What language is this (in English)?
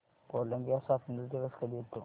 Marathi